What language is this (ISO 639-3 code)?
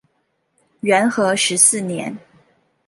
zho